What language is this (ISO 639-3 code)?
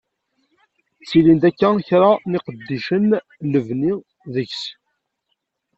kab